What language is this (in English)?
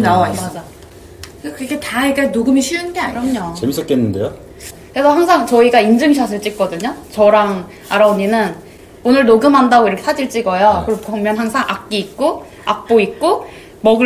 Korean